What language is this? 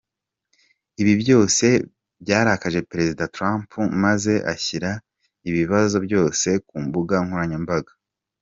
Kinyarwanda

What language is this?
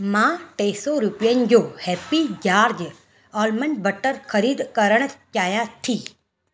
Sindhi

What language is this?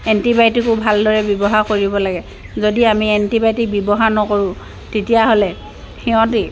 Assamese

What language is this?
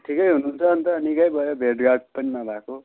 Nepali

